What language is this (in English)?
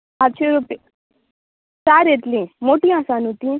Konkani